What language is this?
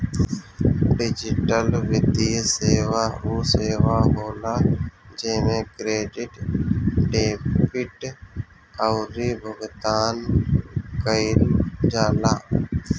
Bhojpuri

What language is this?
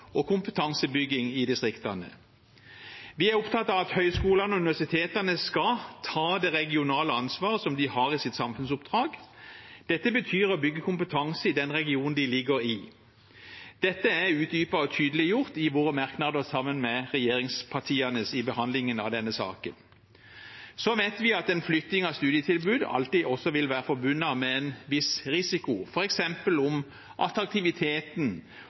Norwegian Bokmål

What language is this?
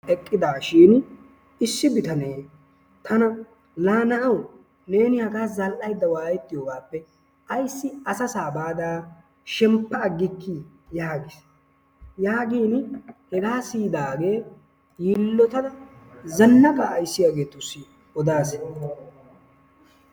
Wolaytta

